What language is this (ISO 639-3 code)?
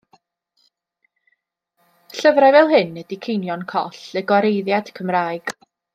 cym